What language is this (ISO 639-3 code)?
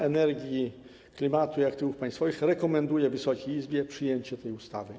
pol